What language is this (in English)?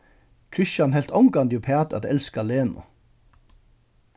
Faroese